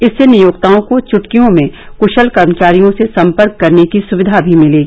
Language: Hindi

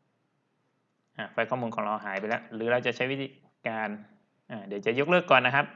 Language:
Thai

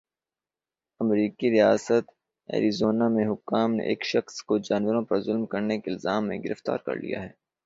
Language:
Urdu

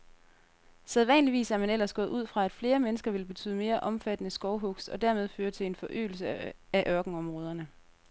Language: Danish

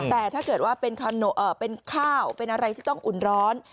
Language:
Thai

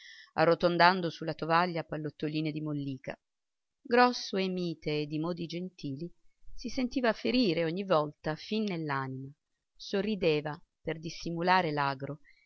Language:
Italian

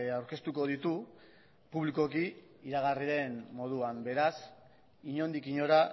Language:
Basque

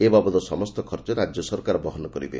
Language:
Odia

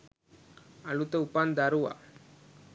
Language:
Sinhala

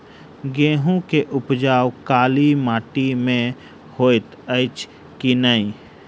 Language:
Maithili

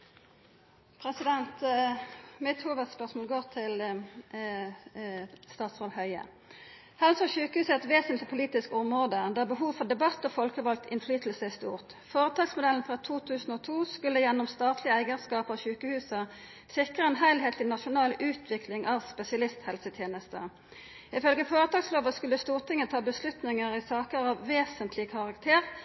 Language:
Norwegian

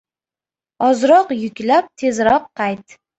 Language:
Uzbek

